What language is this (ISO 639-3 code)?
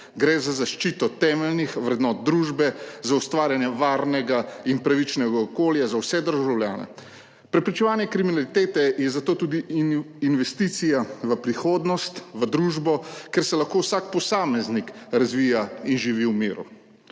slv